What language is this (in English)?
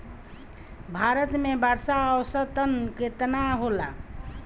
Bhojpuri